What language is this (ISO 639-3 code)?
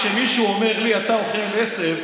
heb